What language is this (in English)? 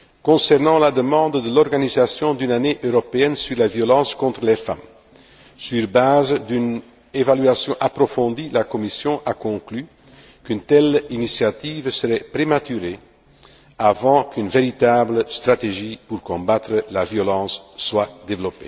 French